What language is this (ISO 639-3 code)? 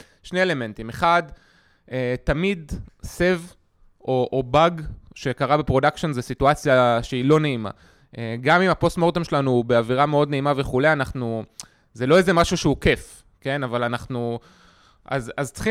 heb